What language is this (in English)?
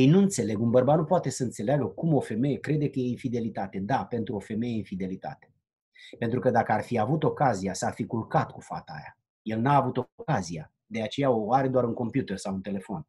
Romanian